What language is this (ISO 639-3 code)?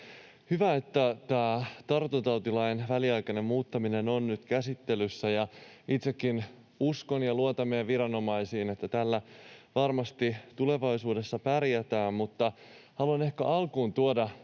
fin